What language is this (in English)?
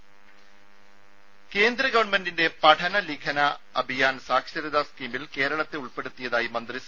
Malayalam